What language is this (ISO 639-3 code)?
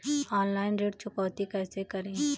hin